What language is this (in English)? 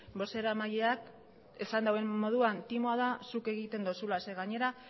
Basque